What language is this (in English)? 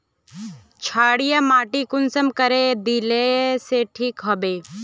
Magahi